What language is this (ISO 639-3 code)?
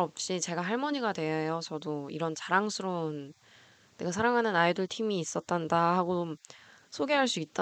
kor